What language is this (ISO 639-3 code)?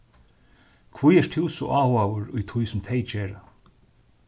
fao